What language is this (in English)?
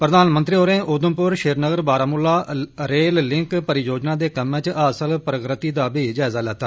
Dogri